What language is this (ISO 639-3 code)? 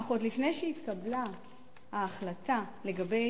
heb